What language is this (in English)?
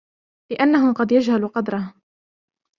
Arabic